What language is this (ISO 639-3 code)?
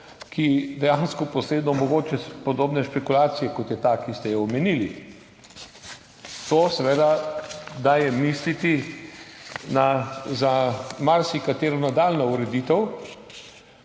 slv